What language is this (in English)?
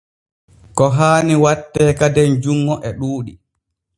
Borgu Fulfulde